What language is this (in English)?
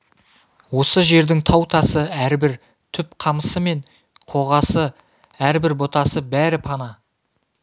Kazakh